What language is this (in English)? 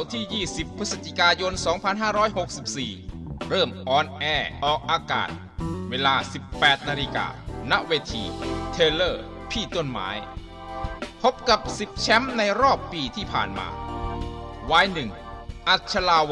Thai